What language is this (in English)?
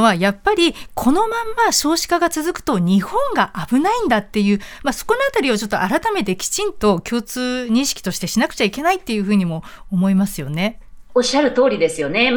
Japanese